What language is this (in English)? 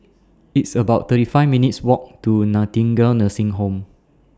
English